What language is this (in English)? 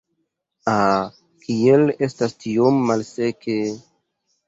Esperanto